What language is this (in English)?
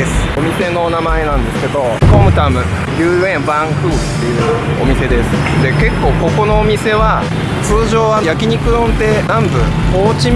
Japanese